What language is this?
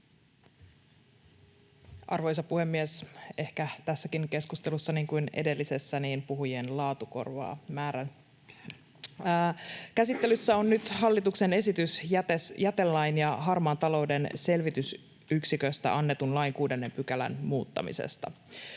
Finnish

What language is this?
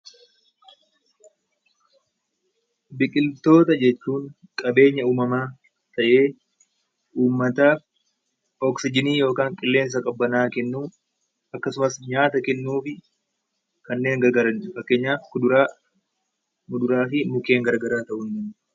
Oromo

